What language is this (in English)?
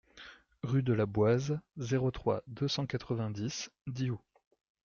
French